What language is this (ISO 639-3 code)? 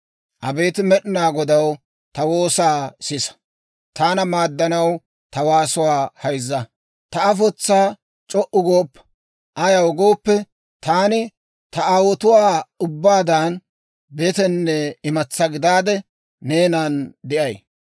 dwr